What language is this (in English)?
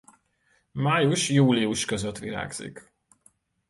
Hungarian